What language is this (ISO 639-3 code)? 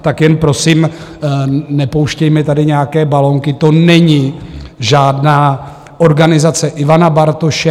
ces